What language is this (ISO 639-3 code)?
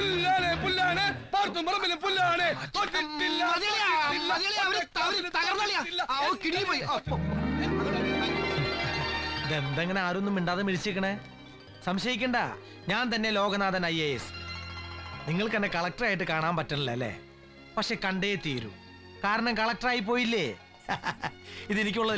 ita